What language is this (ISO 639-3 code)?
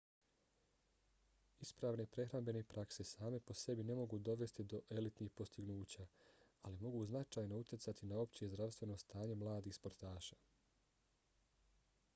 bos